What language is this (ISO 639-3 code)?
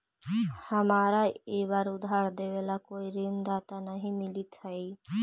mag